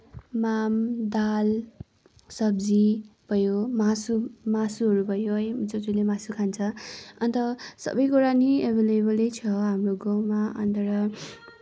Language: Nepali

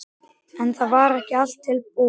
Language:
Icelandic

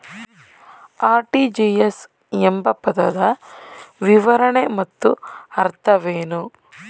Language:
Kannada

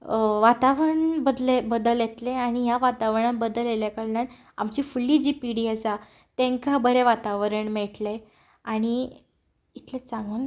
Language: Konkani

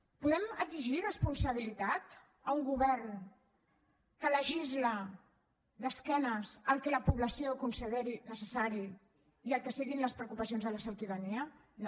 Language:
Catalan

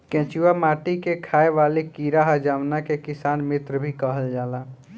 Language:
Bhojpuri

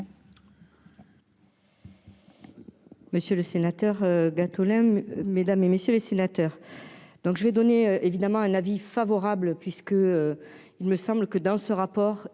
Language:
French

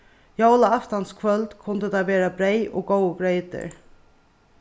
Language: Faroese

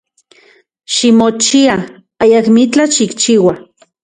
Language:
Central Puebla Nahuatl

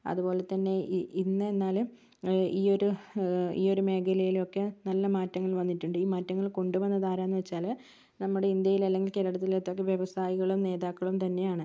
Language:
Malayalam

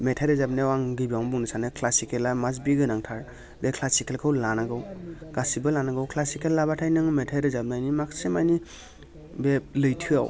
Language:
Bodo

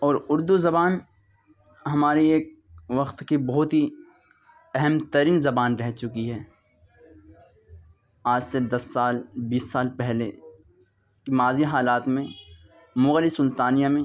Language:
Urdu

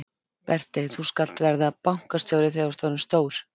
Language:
Icelandic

